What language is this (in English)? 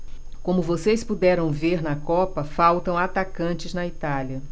Portuguese